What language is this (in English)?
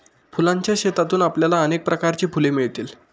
Marathi